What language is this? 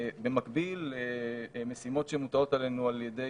Hebrew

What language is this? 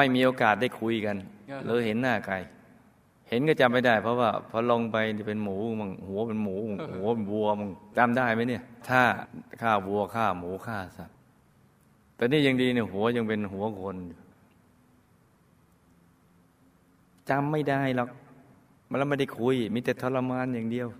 Thai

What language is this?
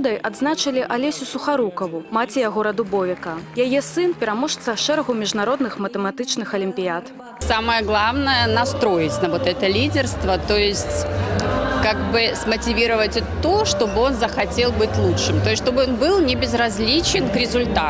Russian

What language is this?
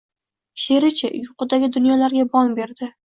Uzbek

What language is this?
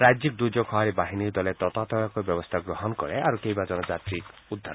Assamese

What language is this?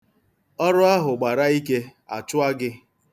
Igbo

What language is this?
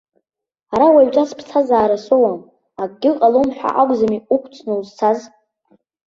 Abkhazian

